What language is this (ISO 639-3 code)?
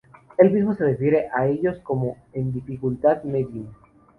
spa